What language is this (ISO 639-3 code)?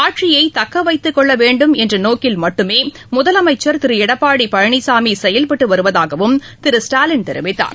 tam